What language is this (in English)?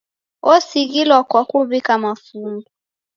Taita